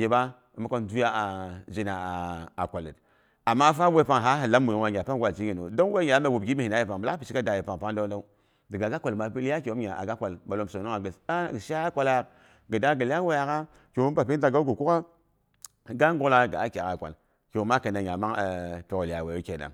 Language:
Boghom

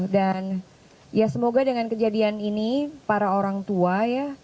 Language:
Indonesian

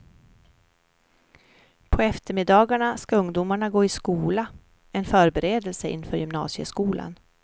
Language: Swedish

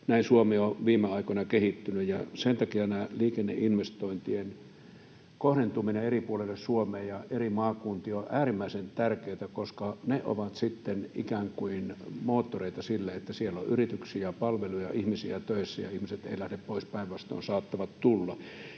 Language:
Finnish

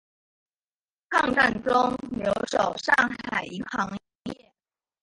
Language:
Chinese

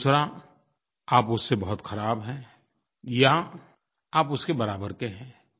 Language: Hindi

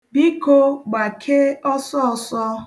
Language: Igbo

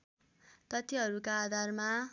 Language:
Nepali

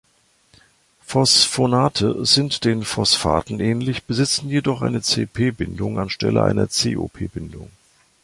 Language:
German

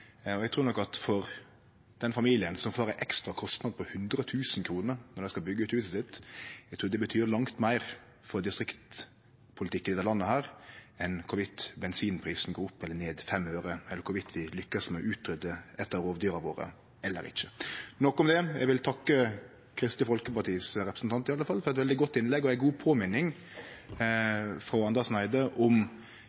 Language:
Norwegian Nynorsk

